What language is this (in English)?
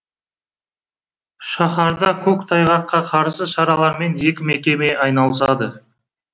Kazakh